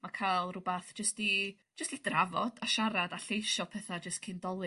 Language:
Welsh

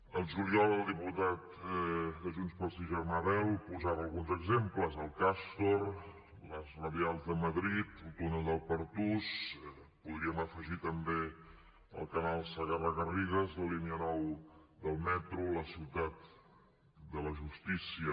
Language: Catalan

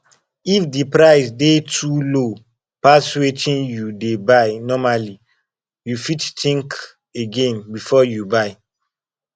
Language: Nigerian Pidgin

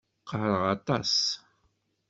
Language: Kabyle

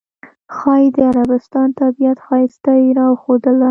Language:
Pashto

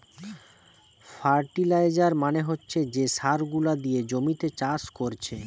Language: Bangla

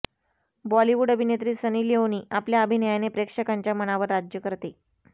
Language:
Marathi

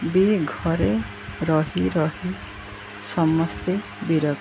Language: Odia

